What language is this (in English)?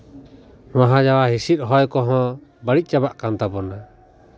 Santali